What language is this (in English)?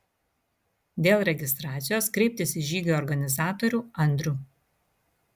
Lithuanian